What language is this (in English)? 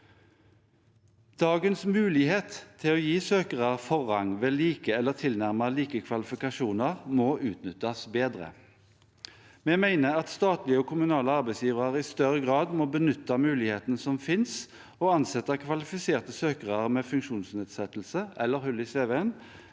Norwegian